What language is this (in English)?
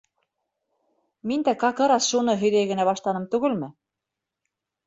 Bashkir